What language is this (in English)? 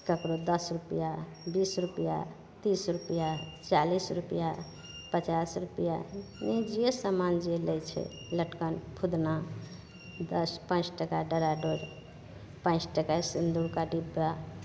Maithili